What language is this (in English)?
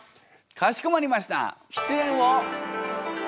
Japanese